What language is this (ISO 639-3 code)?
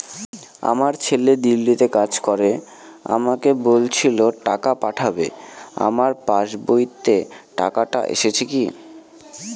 ben